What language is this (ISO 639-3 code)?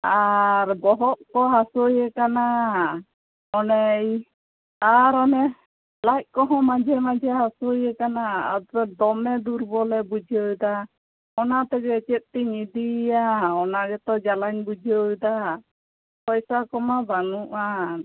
sat